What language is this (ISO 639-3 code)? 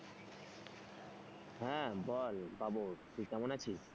ben